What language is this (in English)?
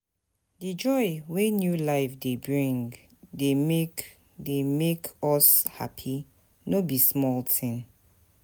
Nigerian Pidgin